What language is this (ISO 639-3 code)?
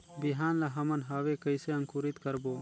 hne